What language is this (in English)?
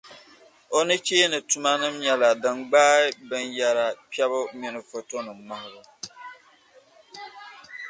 Dagbani